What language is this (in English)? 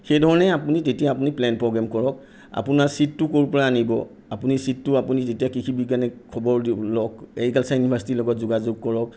Assamese